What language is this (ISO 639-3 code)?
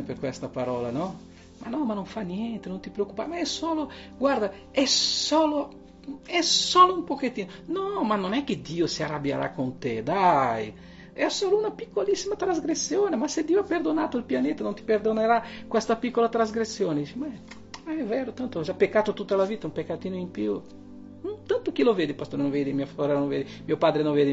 ita